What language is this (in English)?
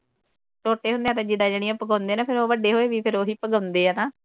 Punjabi